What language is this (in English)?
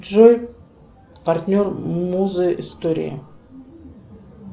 Russian